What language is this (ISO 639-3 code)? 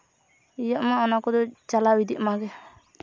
sat